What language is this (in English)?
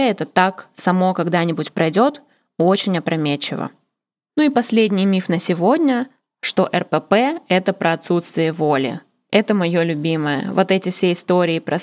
Russian